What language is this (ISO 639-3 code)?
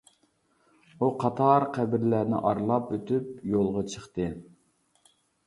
uig